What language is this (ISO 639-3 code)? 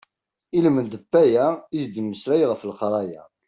kab